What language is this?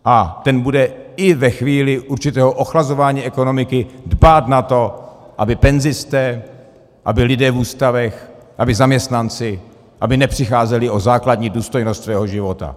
Czech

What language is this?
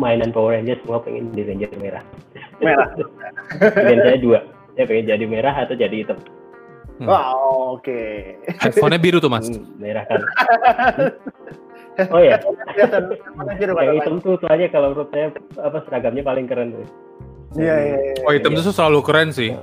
Indonesian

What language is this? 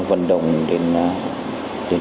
Vietnamese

